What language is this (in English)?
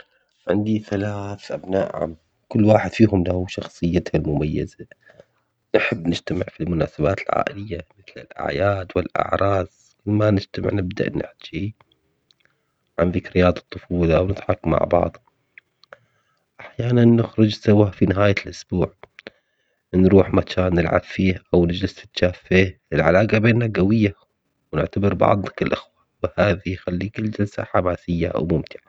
Omani Arabic